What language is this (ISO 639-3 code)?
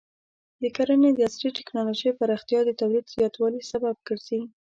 pus